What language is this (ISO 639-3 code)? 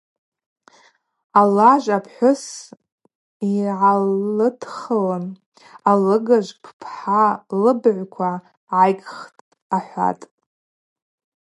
abq